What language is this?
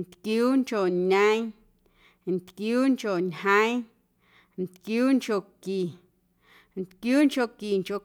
Guerrero Amuzgo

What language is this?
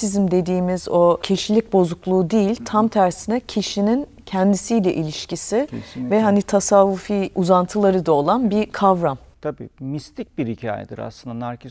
Turkish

